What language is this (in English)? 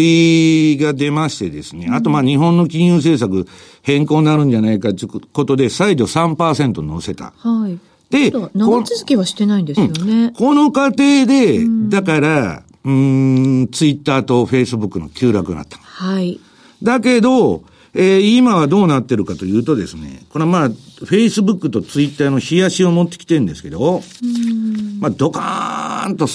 Japanese